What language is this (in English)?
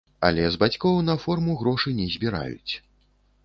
Belarusian